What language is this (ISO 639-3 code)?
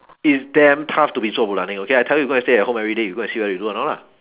eng